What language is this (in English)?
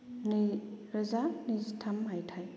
Bodo